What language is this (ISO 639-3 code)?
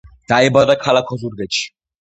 kat